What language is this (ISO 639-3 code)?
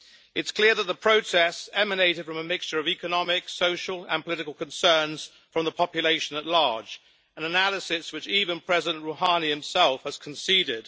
eng